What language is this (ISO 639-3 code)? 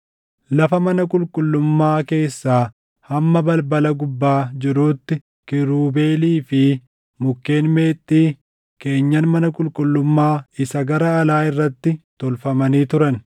orm